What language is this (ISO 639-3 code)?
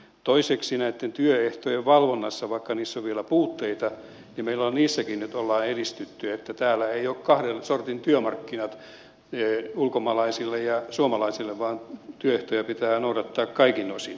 fin